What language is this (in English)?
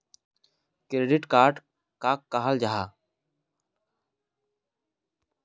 Magahi